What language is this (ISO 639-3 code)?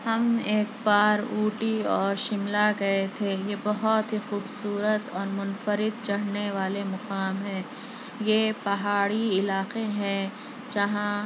urd